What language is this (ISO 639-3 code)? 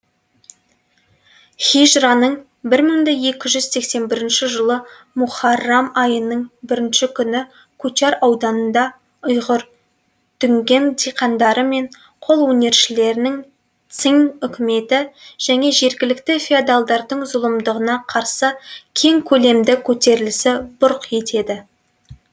kaz